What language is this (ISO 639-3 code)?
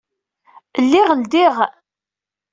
kab